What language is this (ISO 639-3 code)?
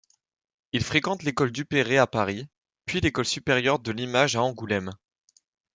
fra